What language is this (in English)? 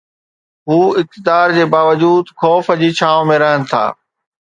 Sindhi